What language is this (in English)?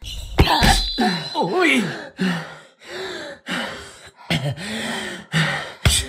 Japanese